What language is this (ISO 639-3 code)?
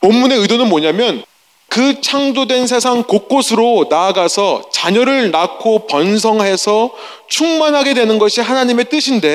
kor